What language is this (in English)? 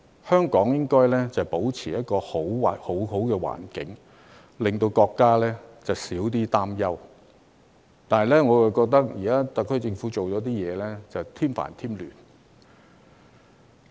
Cantonese